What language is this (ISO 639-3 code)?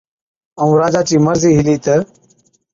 odk